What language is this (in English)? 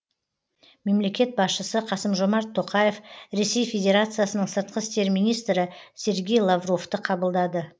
Kazakh